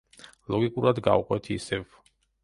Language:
Georgian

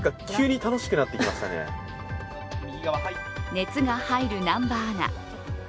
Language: Japanese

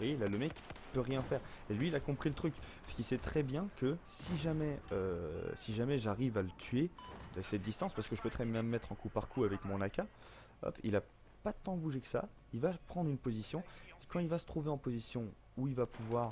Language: French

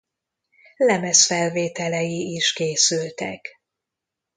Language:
Hungarian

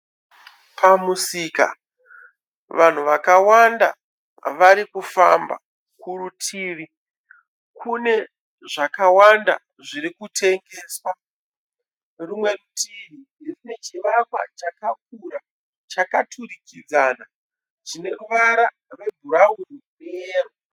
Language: Shona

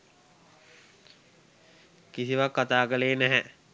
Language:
Sinhala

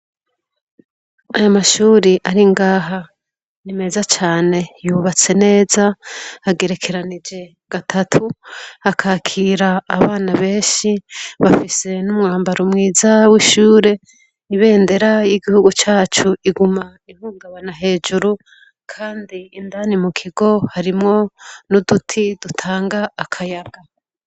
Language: Rundi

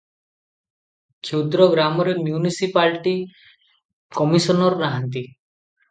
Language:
Odia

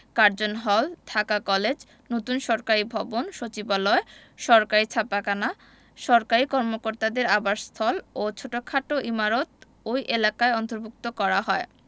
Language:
Bangla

